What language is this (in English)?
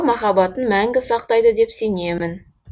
Kazakh